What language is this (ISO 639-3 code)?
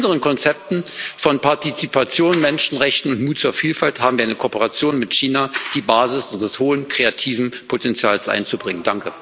deu